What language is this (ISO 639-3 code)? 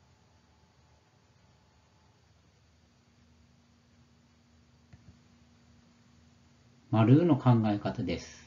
jpn